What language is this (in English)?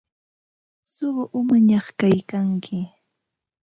Ambo-Pasco Quechua